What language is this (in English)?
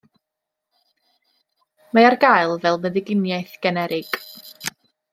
Welsh